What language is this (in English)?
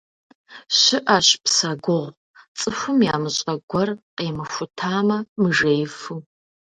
Kabardian